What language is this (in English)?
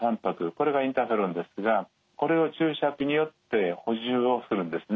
Japanese